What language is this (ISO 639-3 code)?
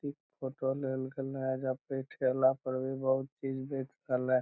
mag